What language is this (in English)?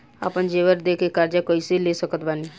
Bhojpuri